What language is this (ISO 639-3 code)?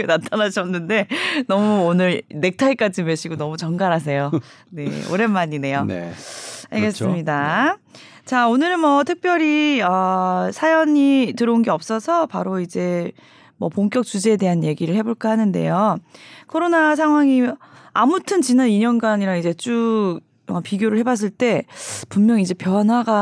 kor